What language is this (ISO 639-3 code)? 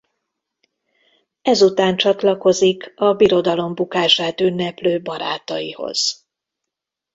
hun